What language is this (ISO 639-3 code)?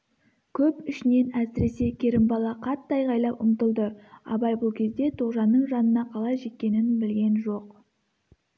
kaz